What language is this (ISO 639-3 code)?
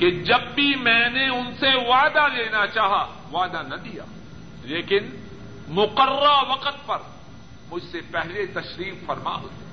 urd